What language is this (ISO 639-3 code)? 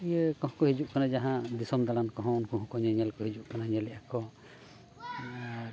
sat